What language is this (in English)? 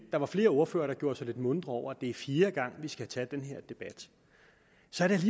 Danish